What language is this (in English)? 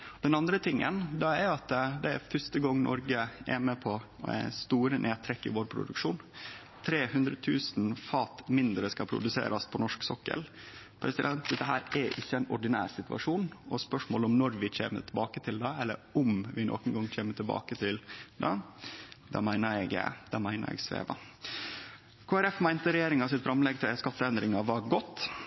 Norwegian Nynorsk